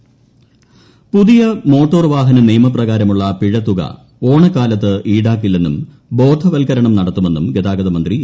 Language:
Malayalam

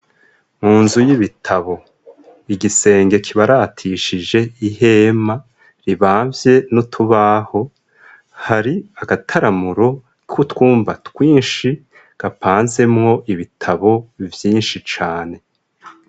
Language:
Rundi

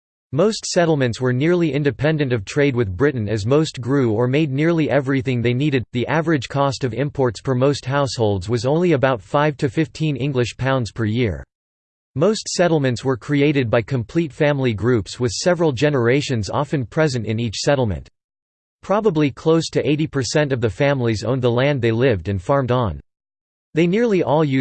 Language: English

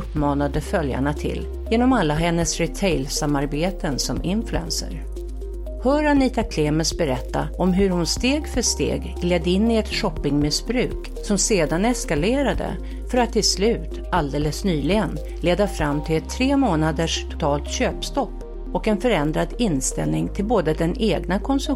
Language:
Swedish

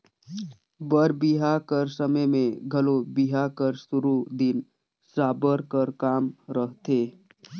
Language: Chhattisgarhi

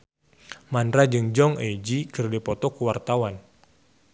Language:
Sundanese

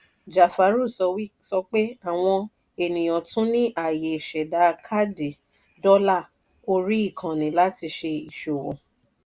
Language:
Yoruba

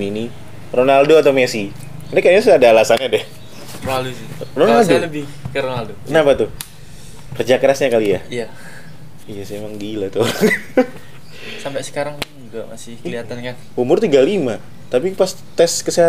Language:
Indonesian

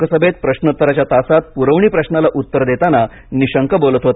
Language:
Marathi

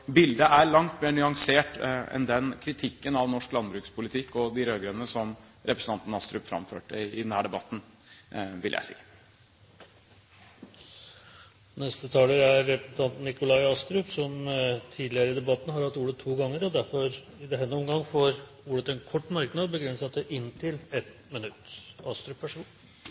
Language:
Norwegian Bokmål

